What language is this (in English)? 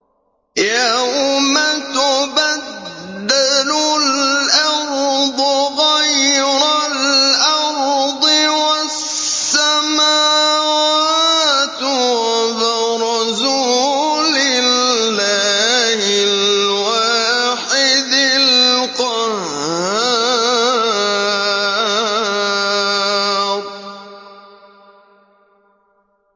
Arabic